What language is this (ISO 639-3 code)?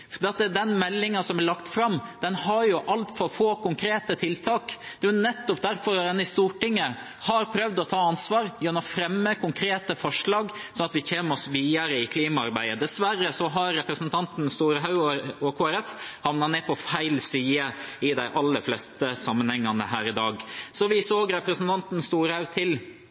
nob